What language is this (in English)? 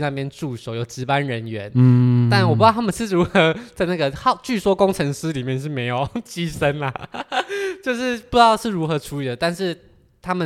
Chinese